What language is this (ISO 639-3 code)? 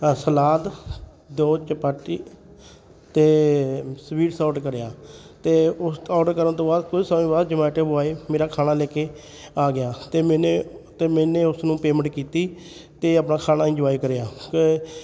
pan